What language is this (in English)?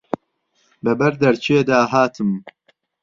Central Kurdish